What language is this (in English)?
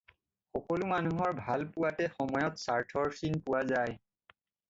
Assamese